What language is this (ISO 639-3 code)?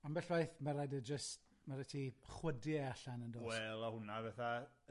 cym